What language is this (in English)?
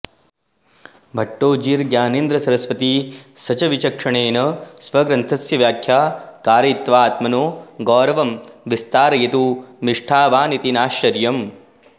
Sanskrit